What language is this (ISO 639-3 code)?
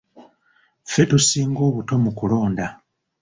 lug